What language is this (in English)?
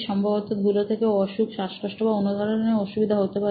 Bangla